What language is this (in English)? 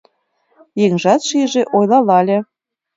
Mari